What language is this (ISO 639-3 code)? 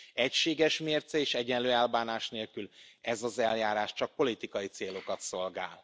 hun